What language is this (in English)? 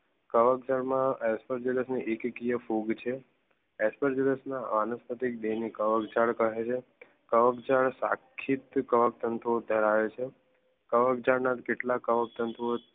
Gujarati